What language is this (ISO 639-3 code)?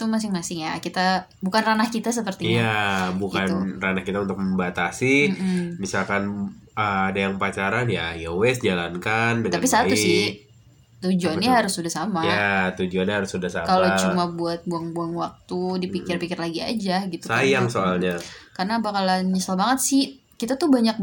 ind